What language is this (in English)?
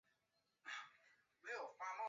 Chinese